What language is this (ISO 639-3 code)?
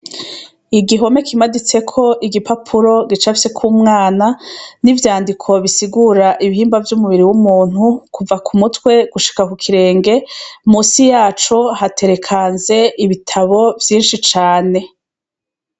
run